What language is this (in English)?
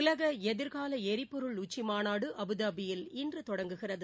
Tamil